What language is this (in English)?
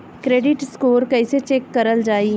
Bhojpuri